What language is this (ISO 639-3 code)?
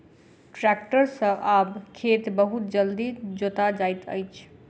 mai